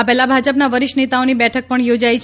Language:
Gujarati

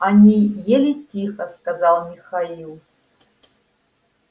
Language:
Russian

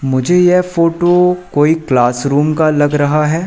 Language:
Hindi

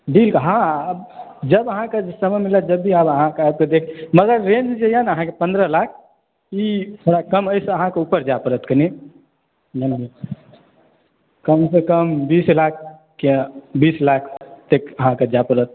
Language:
Maithili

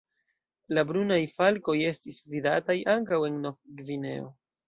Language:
Esperanto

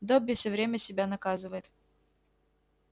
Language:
Russian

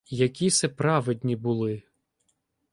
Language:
Ukrainian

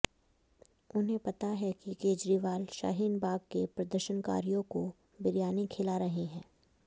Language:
Hindi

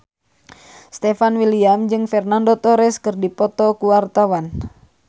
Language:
Sundanese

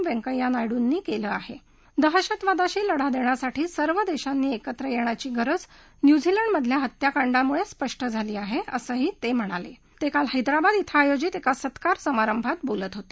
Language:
Marathi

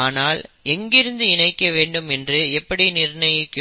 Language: Tamil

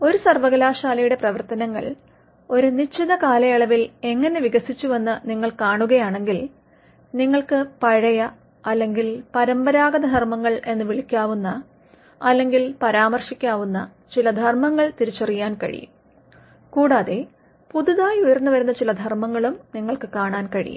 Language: Malayalam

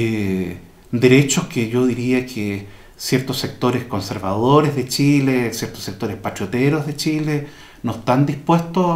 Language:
Spanish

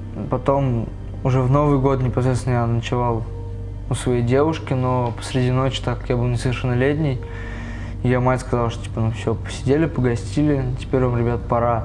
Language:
Russian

